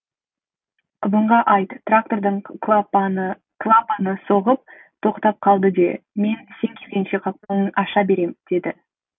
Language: Kazakh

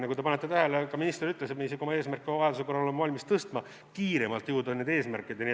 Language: Estonian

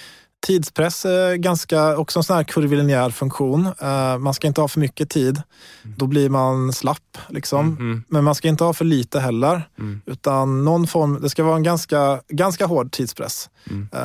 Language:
Swedish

